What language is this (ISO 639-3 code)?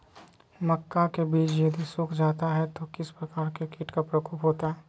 mag